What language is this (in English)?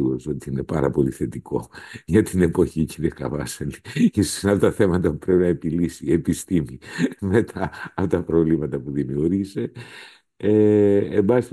Greek